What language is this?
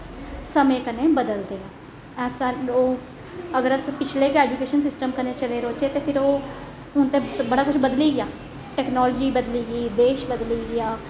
Dogri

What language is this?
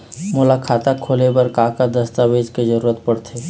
Chhattisgarhi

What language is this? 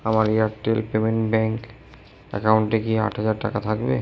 Bangla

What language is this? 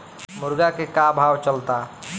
Bhojpuri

